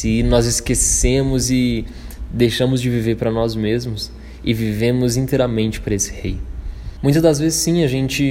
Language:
Portuguese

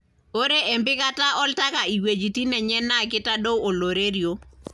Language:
Masai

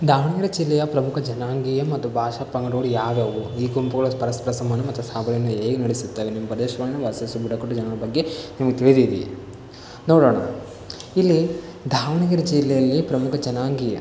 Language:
Kannada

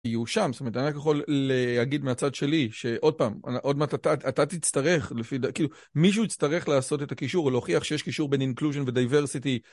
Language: Hebrew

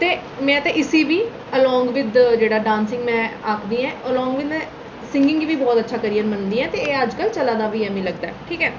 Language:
Dogri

